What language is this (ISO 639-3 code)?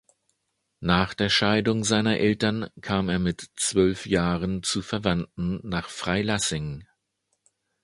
deu